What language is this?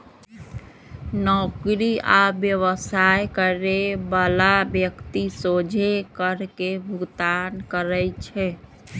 Magahi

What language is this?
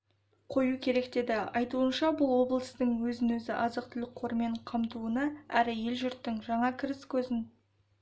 Kazakh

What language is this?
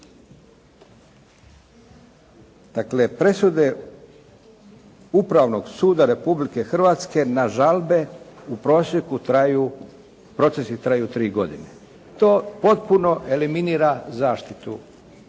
Croatian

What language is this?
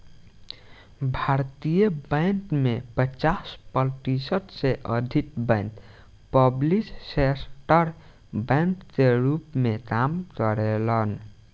Bhojpuri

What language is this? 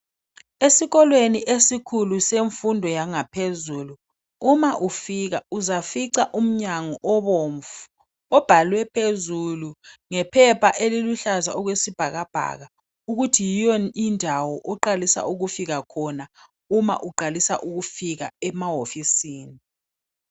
North Ndebele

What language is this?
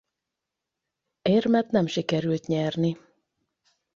Hungarian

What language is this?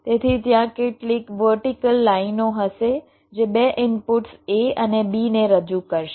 Gujarati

